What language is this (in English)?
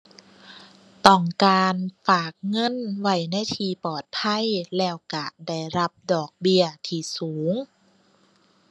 Thai